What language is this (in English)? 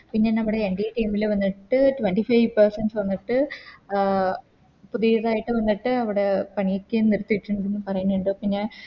Malayalam